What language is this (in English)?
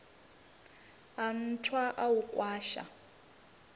Venda